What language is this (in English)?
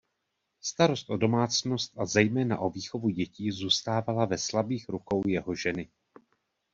Czech